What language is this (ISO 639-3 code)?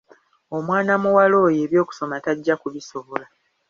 lug